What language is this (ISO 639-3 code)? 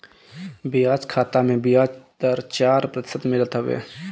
bho